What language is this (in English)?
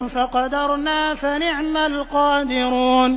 Arabic